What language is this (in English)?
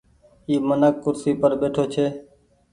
Goaria